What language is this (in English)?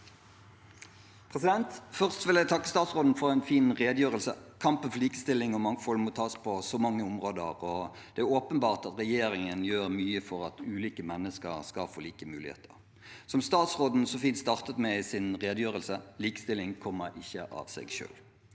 Norwegian